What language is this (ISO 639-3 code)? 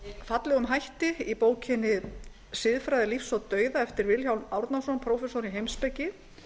isl